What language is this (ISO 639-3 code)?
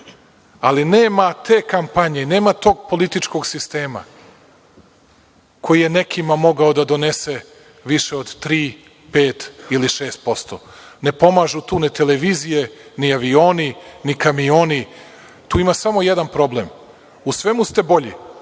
srp